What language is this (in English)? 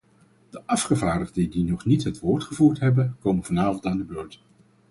Dutch